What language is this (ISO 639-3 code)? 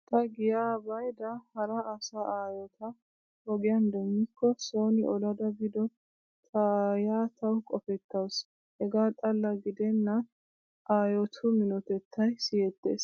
wal